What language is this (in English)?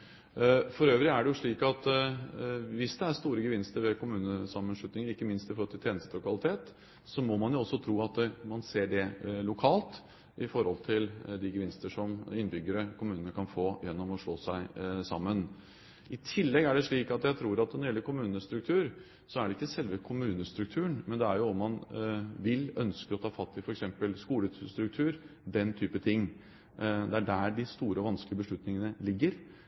Norwegian Bokmål